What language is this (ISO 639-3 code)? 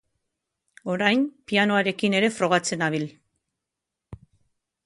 eus